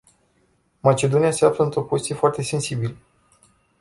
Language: Romanian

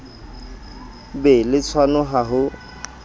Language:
Southern Sotho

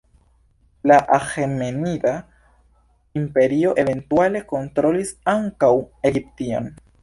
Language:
Esperanto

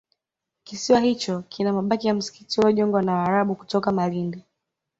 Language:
Swahili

